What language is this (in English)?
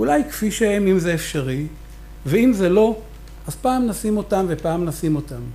Hebrew